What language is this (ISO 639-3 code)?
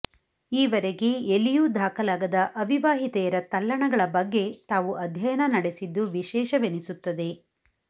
kan